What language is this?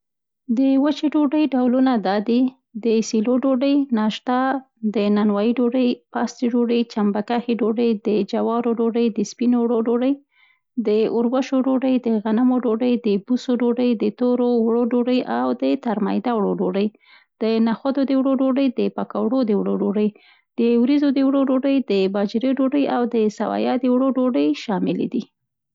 Central Pashto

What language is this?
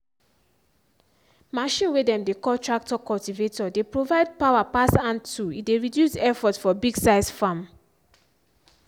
Nigerian Pidgin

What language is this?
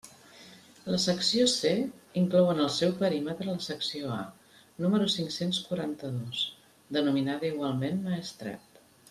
Catalan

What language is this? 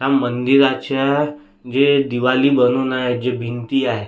Marathi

